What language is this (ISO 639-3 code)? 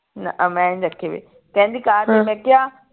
pan